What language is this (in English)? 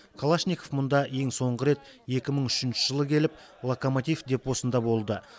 Kazakh